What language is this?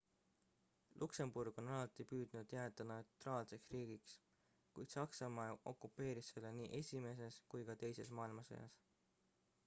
Estonian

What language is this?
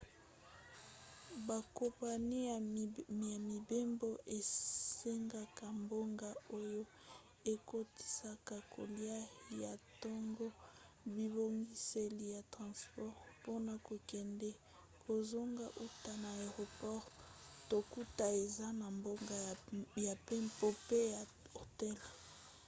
Lingala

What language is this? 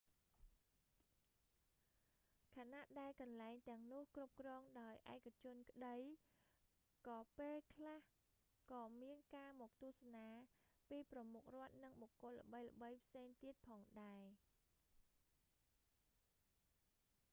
Khmer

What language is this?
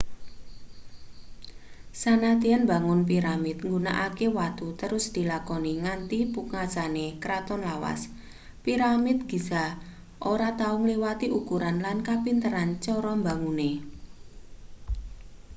Javanese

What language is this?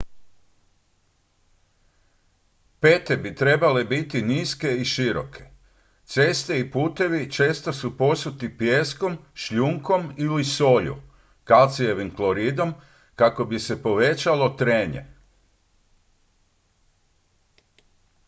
Croatian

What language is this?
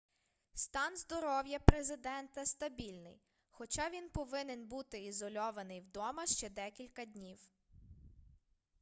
Ukrainian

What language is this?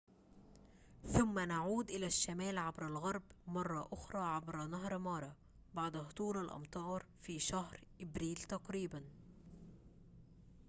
Arabic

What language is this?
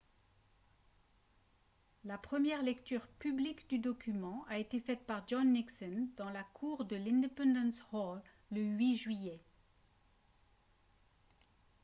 French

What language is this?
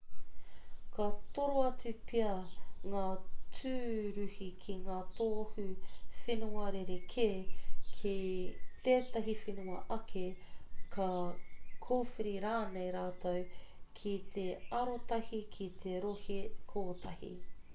Māori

